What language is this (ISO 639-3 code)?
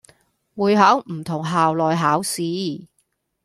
yue